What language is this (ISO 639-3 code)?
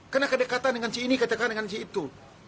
ind